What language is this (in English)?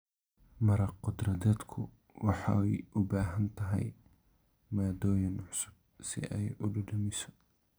Somali